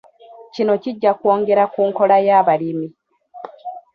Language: Ganda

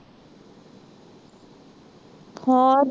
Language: Punjabi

